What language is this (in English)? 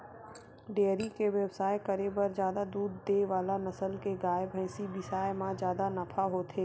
Chhattisgarhi